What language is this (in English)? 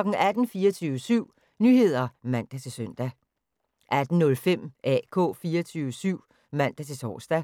Danish